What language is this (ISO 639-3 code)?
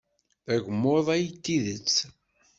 kab